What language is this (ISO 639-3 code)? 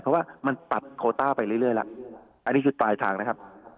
tha